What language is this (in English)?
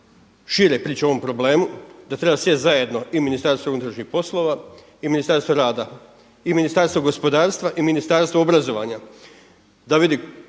Croatian